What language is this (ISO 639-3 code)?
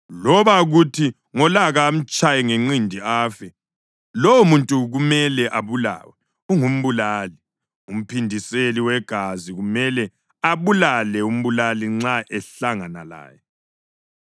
nde